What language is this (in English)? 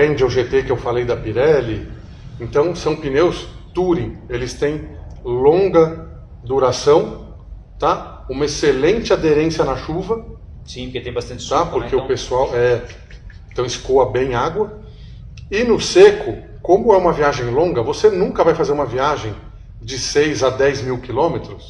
Portuguese